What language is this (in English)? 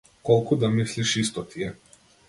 Macedonian